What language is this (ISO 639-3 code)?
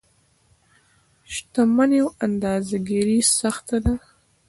pus